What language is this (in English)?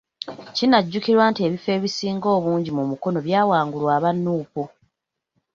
Ganda